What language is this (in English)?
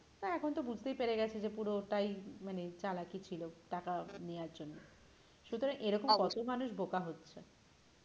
Bangla